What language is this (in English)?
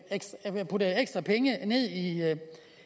Danish